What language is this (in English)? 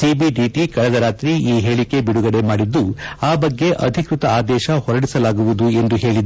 Kannada